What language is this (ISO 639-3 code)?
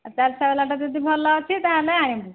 ori